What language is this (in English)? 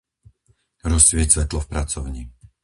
Slovak